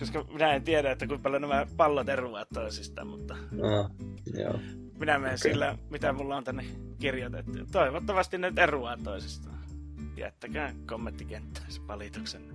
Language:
Finnish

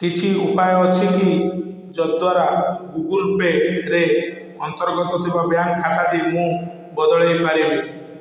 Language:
Odia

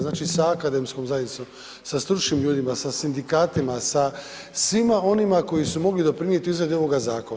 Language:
Croatian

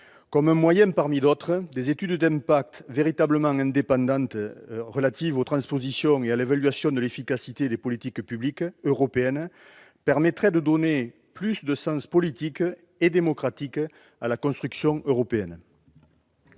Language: French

